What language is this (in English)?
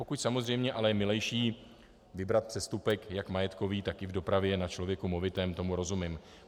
Czech